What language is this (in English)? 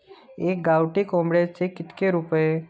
Marathi